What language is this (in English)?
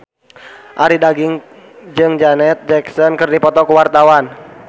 Sundanese